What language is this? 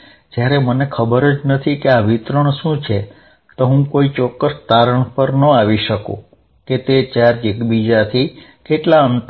Gujarati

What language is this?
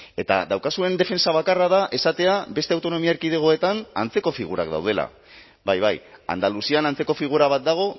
Basque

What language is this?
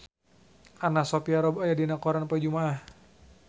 Sundanese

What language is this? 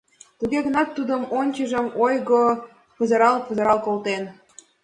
Mari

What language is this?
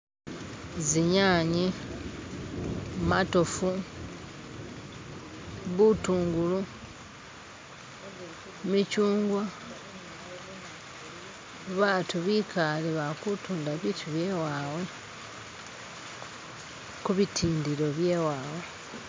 Masaaba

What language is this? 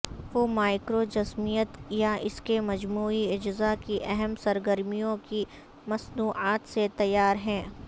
Urdu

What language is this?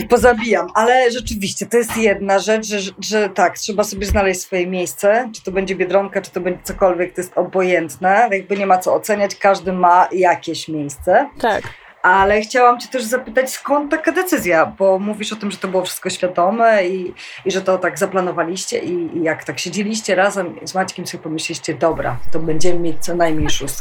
Polish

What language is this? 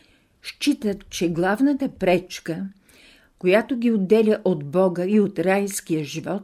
Bulgarian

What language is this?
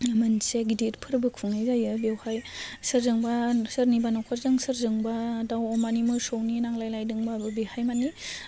Bodo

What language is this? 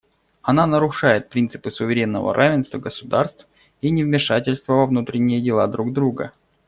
Russian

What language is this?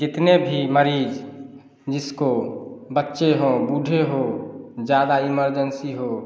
Hindi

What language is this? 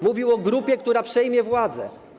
Polish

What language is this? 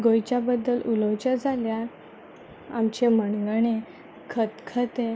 Konkani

